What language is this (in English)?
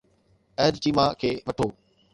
Sindhi